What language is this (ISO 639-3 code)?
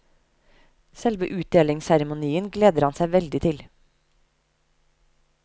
nor